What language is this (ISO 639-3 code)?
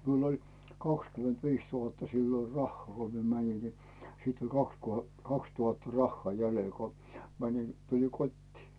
fin